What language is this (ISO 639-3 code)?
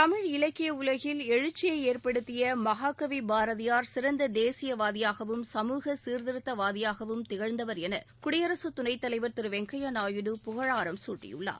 tam